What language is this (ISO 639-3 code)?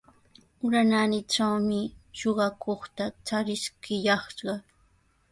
qws